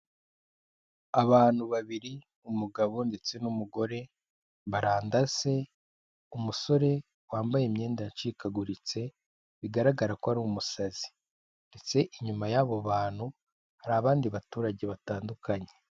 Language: Kinyarwanda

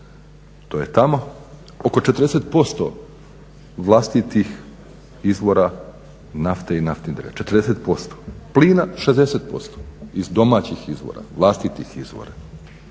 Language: Croatian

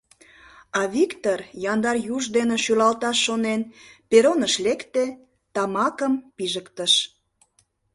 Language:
Mari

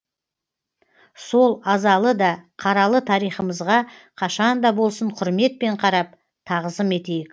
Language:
Kazakh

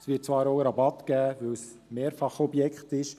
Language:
Swiss German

